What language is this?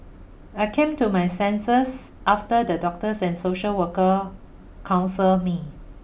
English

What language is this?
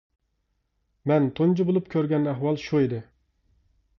Uyghur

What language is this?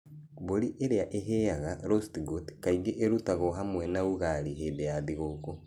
Kikuyu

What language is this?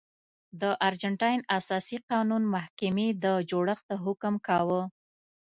Pashto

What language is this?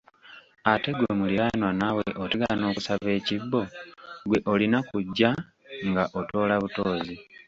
Ganda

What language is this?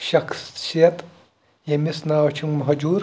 Kashmiri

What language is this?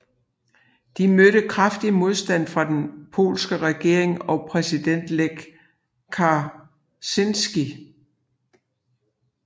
Danish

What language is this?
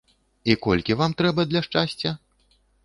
Belarusian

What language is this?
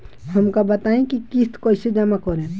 Bhojpuri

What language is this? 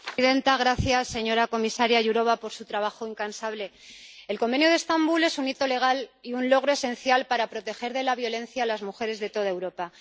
Spanish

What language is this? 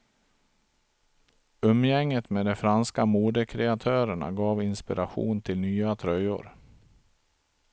Swedish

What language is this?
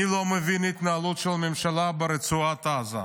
Hebrew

